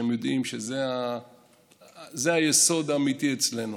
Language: Hebrew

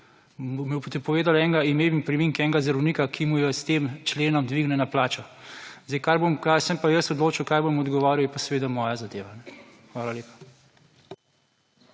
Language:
Slovenian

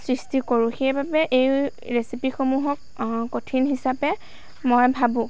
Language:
Assamese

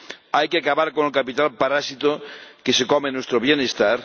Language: Spanish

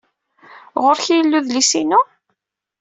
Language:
Kabyle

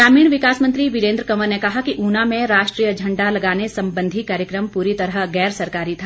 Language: Hindi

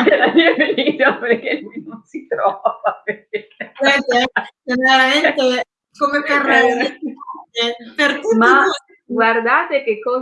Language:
Italian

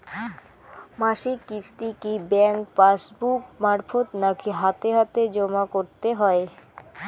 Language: Bangla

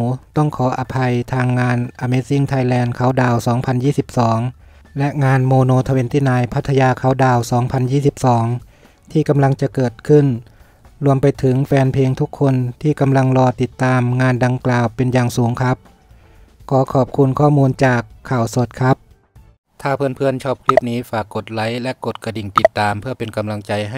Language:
Thai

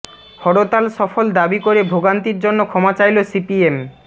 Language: Bangla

